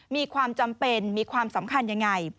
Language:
Thai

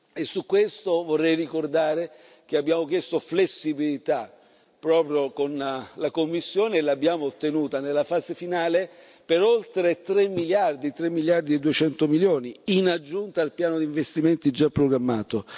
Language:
Italian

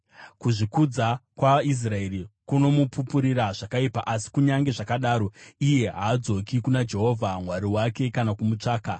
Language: Shona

